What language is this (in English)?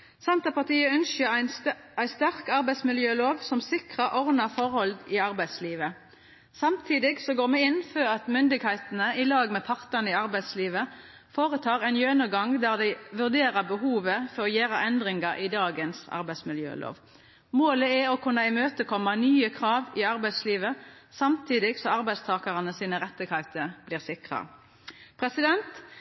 Norwegian Nynorsk